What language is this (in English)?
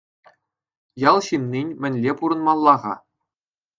Chuvash